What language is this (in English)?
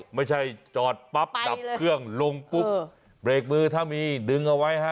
Thai